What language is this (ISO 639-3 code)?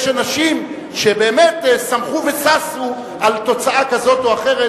heb